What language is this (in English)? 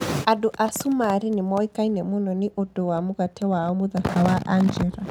Kikuyu